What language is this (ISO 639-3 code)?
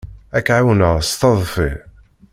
kab